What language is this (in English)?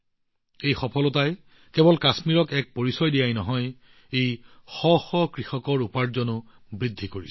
Assamese